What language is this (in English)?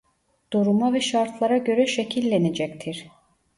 Turkish